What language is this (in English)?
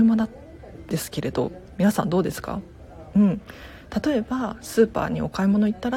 Japanese